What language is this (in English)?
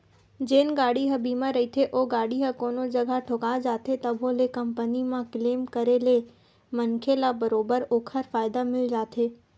Chhattisgarhi